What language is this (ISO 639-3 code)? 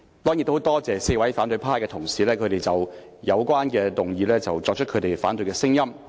yue